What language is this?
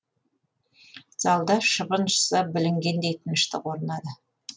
Kazakh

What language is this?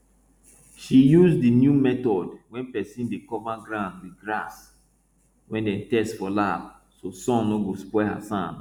Nigerian Pidgin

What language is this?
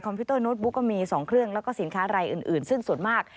Thai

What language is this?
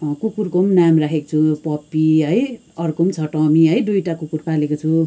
Nepali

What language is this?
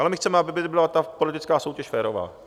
Czech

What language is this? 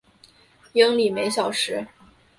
Chinese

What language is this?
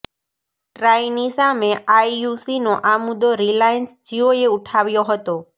Gujarati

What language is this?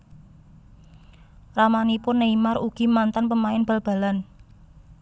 Javanese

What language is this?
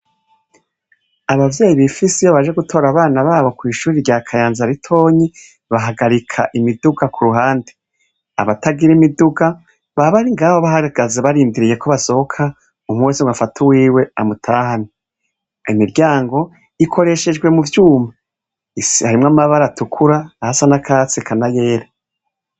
Rundi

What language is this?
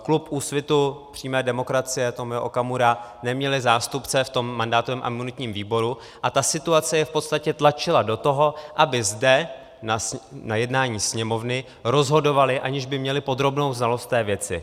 Czech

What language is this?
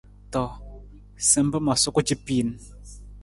Nawdm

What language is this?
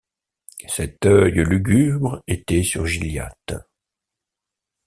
French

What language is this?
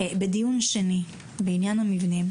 Hebrew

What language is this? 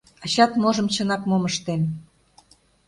Mari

